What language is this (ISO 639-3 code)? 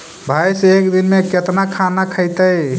mag